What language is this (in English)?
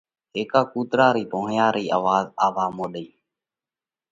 Parkari Koli